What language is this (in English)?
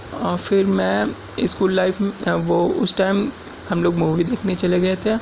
Urdu